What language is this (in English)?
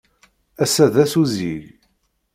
Kabyle